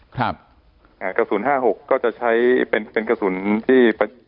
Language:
Thai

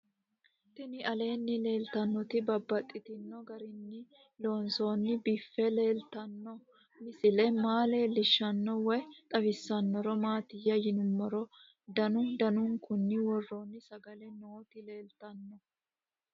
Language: Sidamo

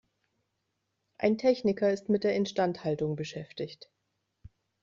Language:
German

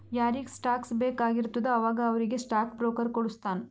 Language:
Kannada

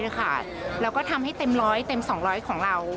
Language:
Thai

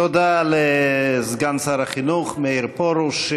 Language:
Hebrew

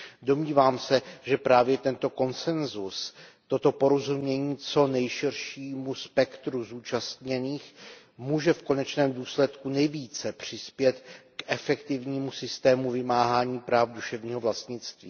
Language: Czech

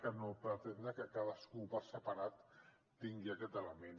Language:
Catalan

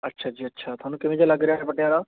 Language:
Punjabi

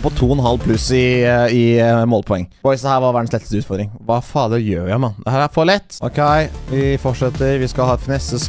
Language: Norwegian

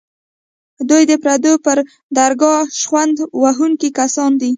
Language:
Pashto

